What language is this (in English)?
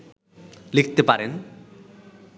Bangla